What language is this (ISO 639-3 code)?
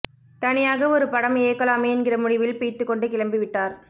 tam